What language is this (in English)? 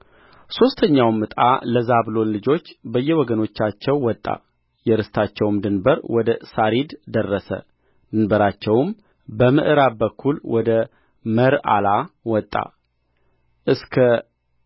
Amharic